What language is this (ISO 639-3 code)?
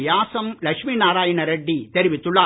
tam